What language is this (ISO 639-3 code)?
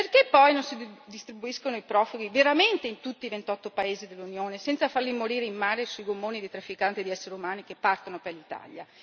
ita